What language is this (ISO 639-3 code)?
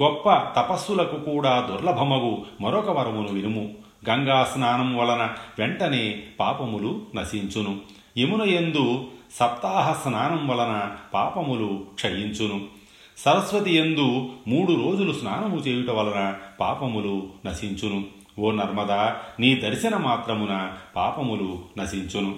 tel